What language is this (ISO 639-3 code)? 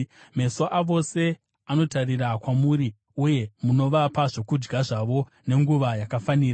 sna